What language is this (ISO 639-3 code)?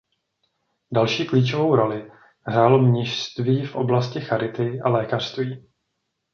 ces